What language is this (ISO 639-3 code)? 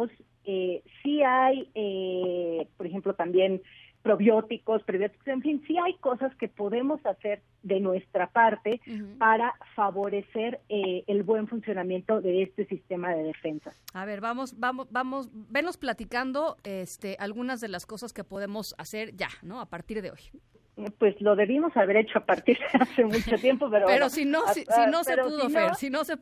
spa